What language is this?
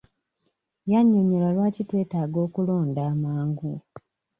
Ganda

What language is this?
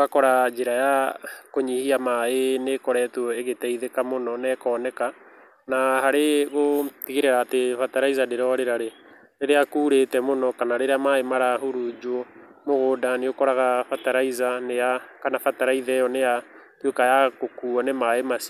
Kikuyu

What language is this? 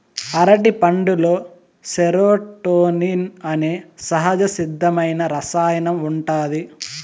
Telugu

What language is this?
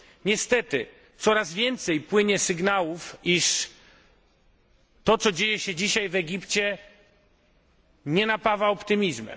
Polish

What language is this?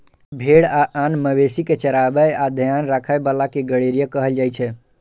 Maithili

